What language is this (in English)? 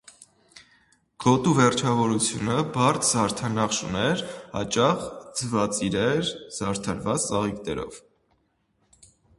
Armenian